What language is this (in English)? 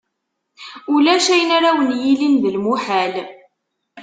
Kabyle